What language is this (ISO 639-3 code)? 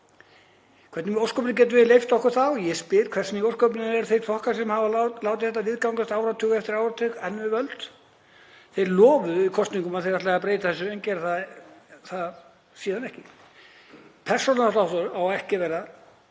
isl